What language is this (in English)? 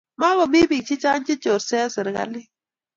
Kalenjin